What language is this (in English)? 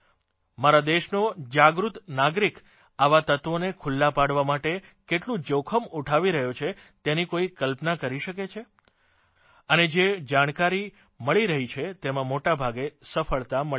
Gujarati